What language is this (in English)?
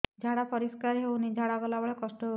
Odia